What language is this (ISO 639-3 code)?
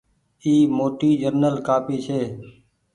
gig